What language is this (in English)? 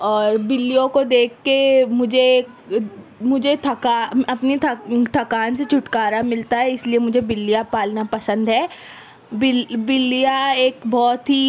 Urdu